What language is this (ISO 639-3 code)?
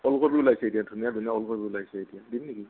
asm